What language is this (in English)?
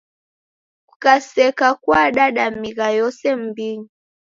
Taita